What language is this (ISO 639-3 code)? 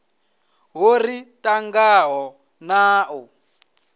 ven